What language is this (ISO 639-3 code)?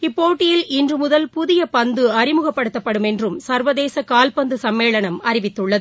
tam